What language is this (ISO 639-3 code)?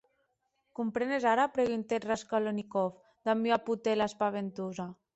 oci